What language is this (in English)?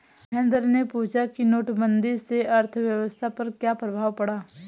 Hindi